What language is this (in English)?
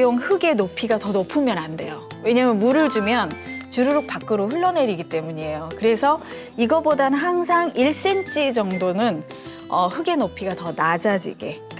Korean